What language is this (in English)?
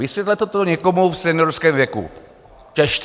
Czech